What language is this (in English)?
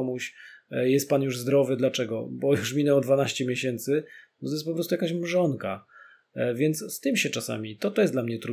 Polish